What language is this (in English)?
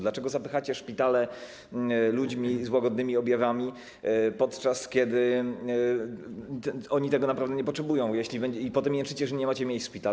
Polish